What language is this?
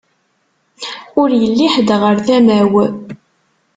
Kabyle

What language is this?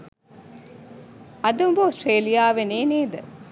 Sinhala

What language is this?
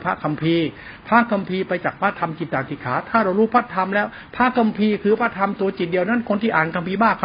Thai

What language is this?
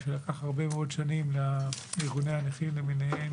Hebrew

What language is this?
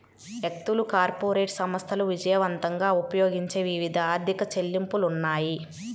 Telugu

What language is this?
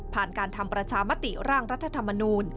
Thai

